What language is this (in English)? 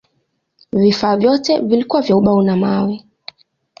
Swahili